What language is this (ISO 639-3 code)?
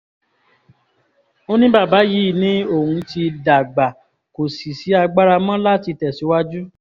yor